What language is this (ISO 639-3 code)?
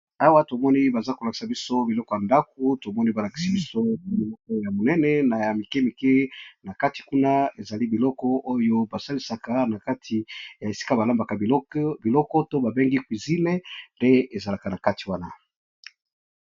lin